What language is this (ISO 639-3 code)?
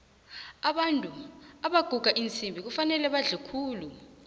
nbl